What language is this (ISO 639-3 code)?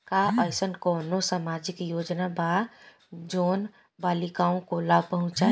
bho